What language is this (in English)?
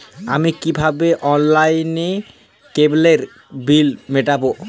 Bangla